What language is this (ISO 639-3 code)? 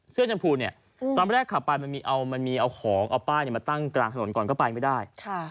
tha